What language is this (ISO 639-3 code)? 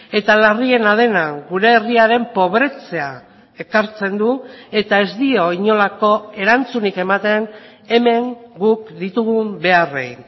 eus